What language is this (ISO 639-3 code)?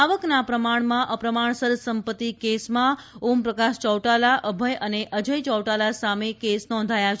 guj